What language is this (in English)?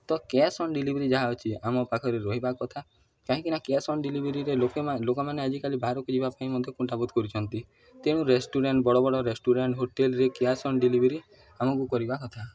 Odia